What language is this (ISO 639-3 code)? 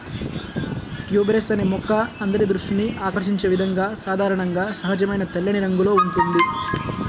tel